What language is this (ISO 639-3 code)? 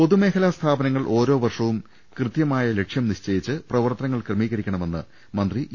mal